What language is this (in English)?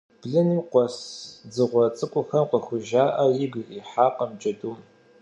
Kabardian